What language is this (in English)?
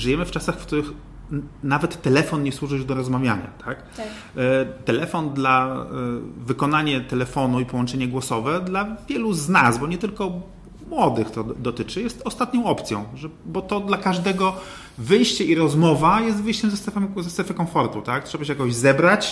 Polish